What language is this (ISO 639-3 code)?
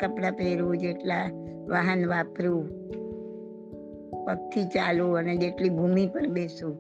guj